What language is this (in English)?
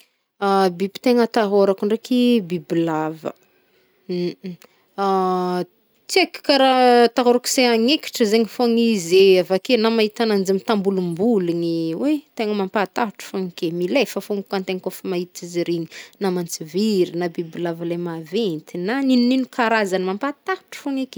Northern Betsimisaraka Malagasy